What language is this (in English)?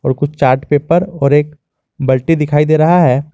Hindi